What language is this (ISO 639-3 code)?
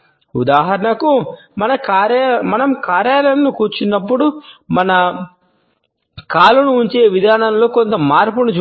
tel